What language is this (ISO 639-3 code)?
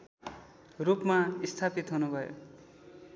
nep